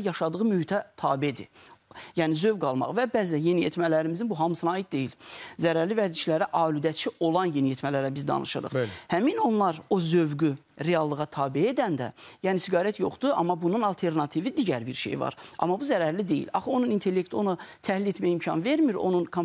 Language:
Turkish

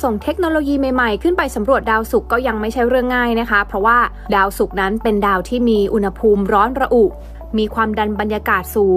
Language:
Thai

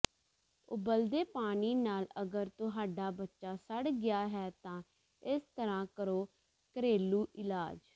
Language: Punjabi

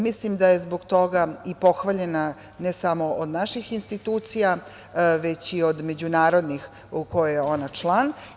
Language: Serbian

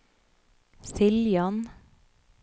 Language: Norwegian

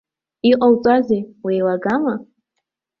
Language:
Abkhazian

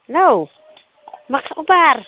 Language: Bodo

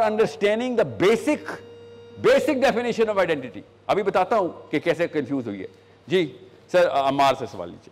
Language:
Urdu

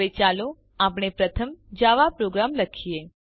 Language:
Gujarati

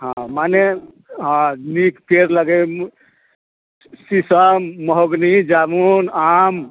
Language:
Maithili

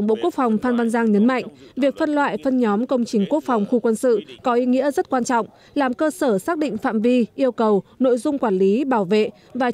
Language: Vietnamese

